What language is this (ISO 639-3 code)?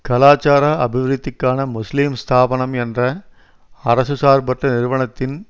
tam